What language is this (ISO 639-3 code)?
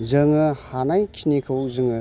brx